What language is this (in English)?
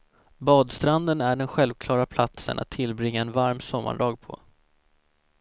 Swedish